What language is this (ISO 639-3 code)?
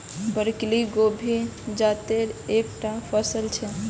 mag